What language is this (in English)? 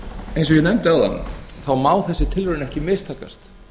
Icelandic